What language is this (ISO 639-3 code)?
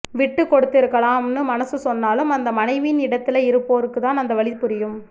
tam